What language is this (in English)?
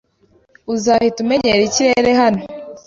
Kinyarwanda